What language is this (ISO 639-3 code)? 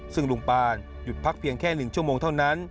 tha